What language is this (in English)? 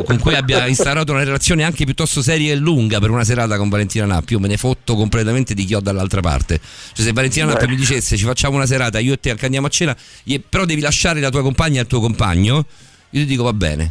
Italian